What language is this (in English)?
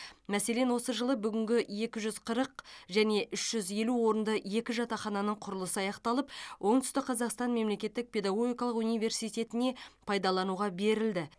Kazakh